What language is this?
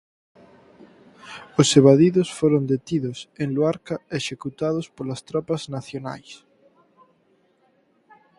Galician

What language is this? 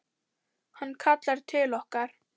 Icelandic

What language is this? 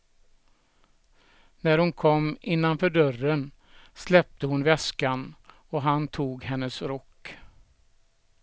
Swedish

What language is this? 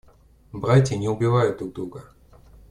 Russian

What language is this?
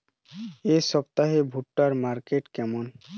Bangla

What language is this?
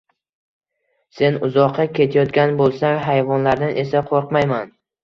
Uzbek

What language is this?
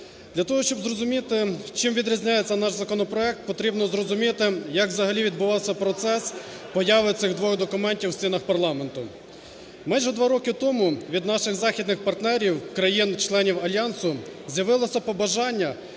Ukrainian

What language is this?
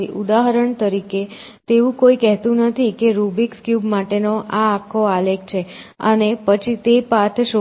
Gujarati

